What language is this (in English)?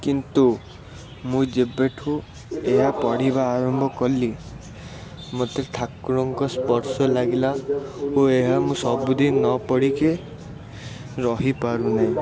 Odia